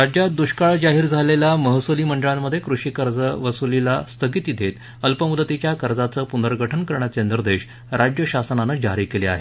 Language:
Marathi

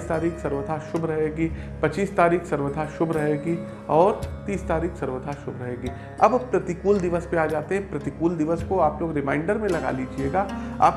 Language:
Hindi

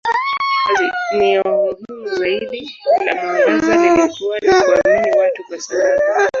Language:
Swahili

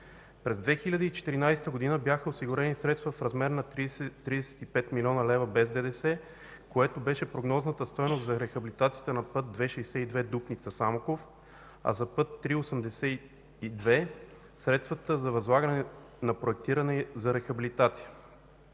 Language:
Bulgarian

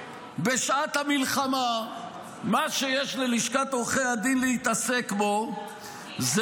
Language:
Hebrew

